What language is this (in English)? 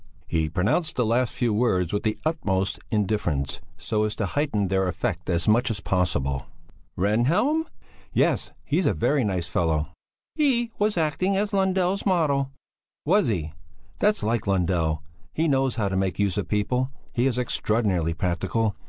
English